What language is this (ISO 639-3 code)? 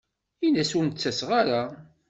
kab